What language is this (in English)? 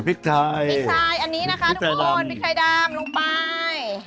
Thai